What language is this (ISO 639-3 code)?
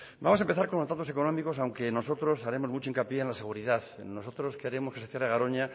spa